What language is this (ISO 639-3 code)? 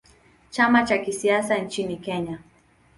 swa